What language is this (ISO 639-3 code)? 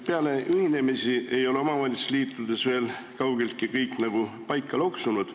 est